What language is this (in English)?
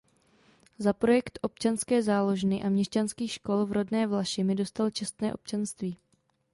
Czech